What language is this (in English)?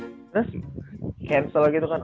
Indonesian